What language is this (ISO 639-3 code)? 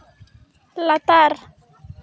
sat